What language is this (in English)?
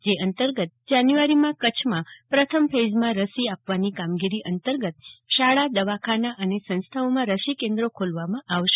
Gujarati